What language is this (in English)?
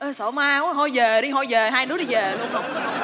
Vietnamese